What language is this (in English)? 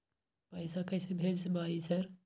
Maithili